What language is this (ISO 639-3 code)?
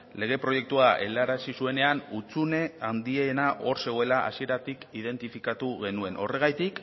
eus